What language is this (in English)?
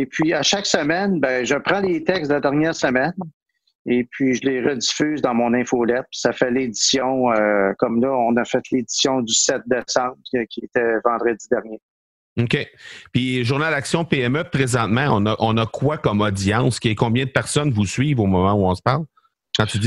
French